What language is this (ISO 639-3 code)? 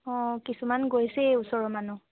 asm